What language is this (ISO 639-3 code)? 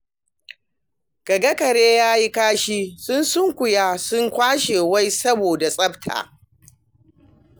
hau